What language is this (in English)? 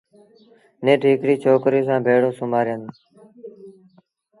Sindhi Bhil